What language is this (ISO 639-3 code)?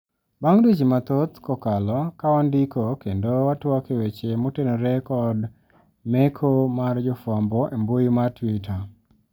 luo